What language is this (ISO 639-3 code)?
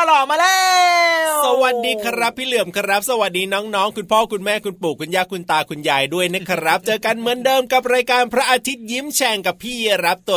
tha